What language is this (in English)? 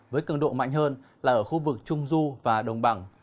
Vietnamese